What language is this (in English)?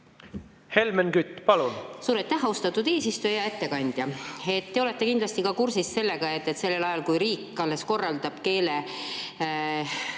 Estonian